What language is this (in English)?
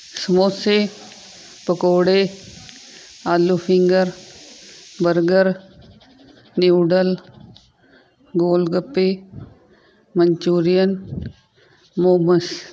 Punjabi